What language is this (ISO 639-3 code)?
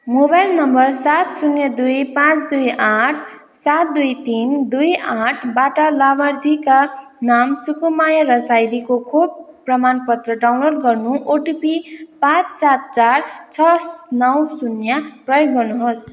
nep